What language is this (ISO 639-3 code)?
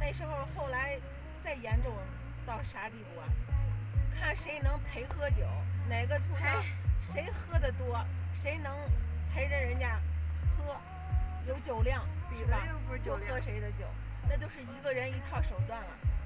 zho